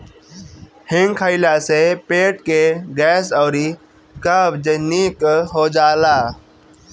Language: Bhojpuri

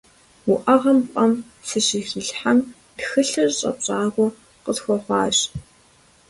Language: Kabardian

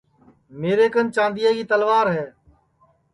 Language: Sansi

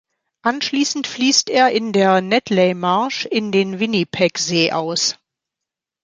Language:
German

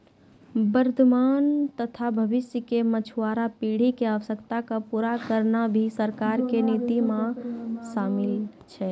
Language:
Maithili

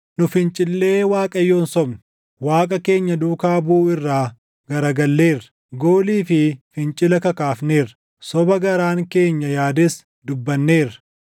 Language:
Oromo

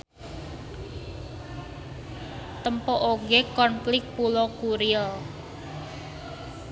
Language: Sundanese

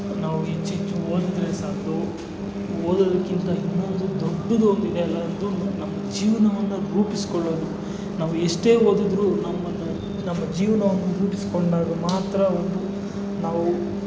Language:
Kannada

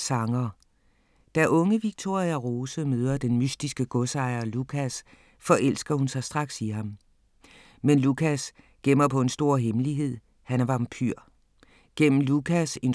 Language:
Danish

